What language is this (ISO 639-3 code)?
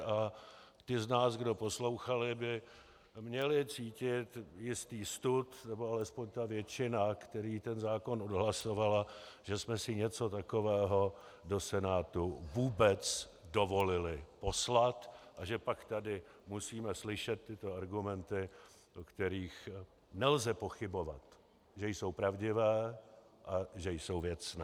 ces